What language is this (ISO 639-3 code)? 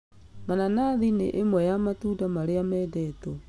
kik